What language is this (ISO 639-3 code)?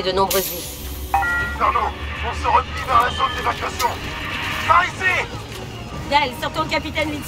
fra